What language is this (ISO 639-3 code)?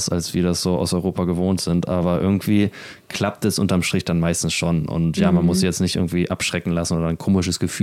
deu